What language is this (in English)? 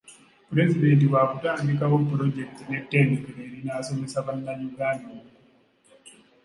Ganda